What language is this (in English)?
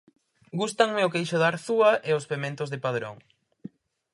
Galician